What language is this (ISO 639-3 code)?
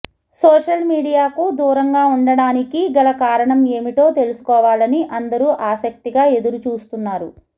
tel